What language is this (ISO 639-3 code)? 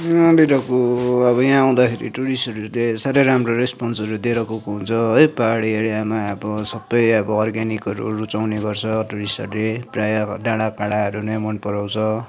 nep